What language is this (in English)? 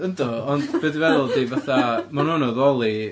Welsh